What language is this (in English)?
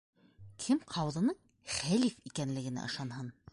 Bashkir